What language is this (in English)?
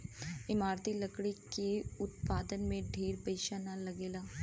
Bhojpuri